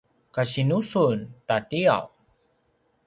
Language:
Paiwan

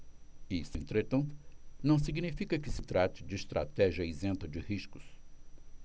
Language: Portuguese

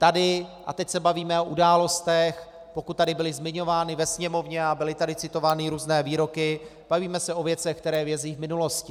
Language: Czech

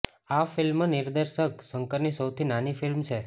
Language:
Gujarati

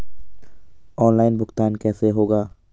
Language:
Hindi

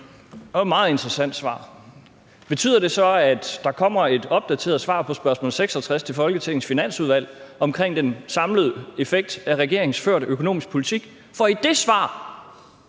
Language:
Danish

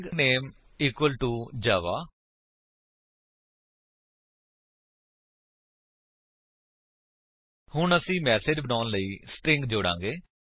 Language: Punjabi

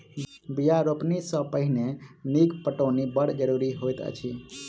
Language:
Maithili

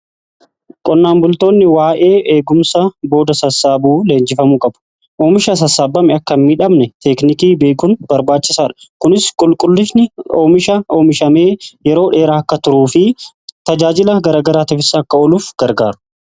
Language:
Oromo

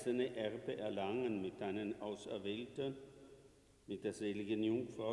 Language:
German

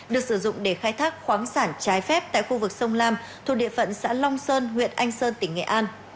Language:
Vietnamese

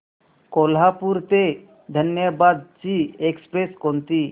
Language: Marathi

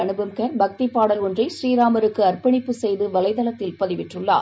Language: Tamil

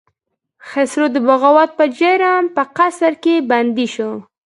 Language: Pashto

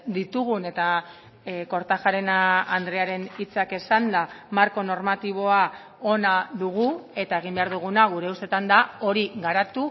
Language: Basque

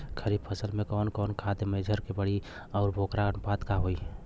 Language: Bhojpuri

